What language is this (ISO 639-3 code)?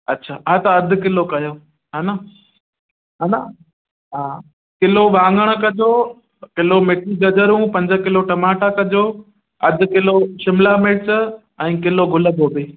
snd